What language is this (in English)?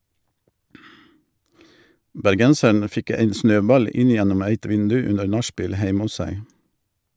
Norwegian